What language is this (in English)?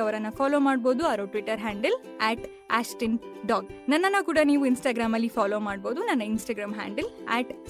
Kannada